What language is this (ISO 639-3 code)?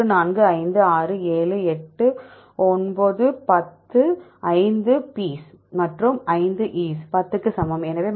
tam